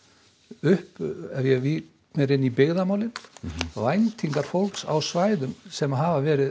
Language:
Icelandic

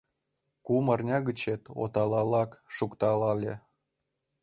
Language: Mari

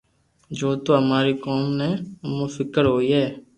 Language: Loarki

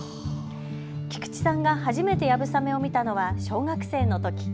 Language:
Japanese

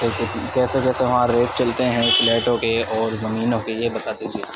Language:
Urdu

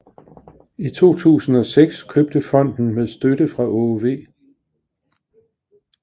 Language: Danish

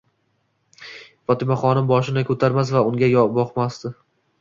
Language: Uzbek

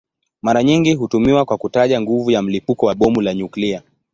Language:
Swahili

